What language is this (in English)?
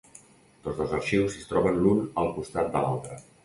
Catalan